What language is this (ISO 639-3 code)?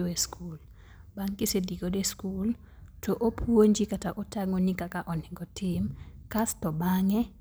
luo